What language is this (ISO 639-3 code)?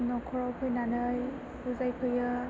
brx